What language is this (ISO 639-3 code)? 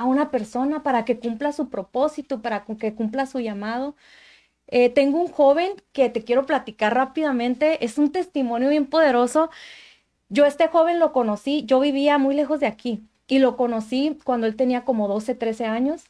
spa